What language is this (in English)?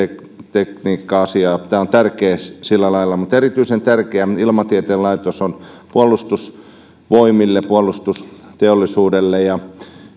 Finnish